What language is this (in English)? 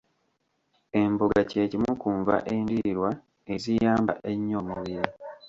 Ganda